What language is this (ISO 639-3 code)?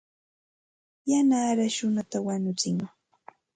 qxt